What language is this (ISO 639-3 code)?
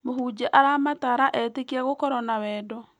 kik